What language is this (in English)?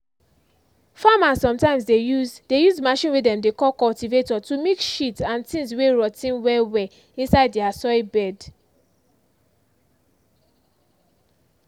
Nigerian Pidgin